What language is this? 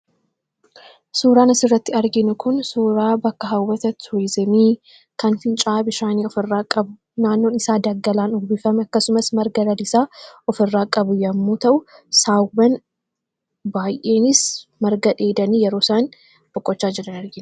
Oromo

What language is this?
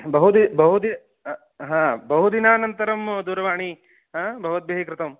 Sanskrit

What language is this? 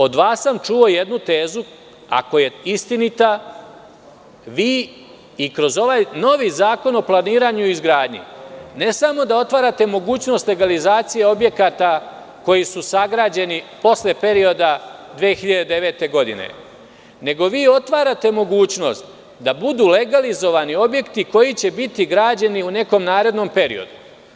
Serbian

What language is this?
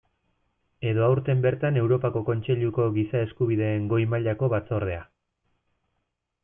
Basque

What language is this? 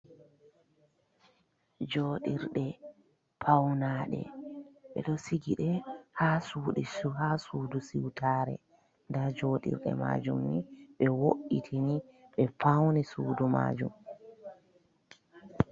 Fula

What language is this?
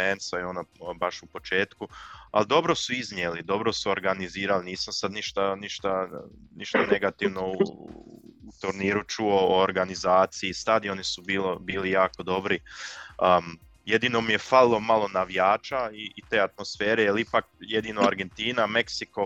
Croatian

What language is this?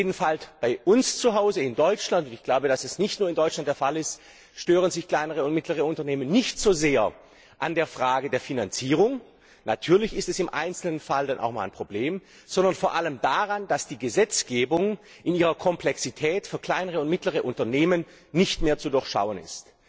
German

